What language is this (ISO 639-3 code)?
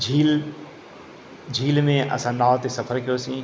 snd